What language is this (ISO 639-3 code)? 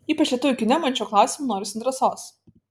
lit